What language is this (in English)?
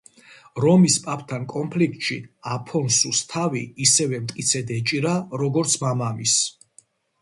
Georgian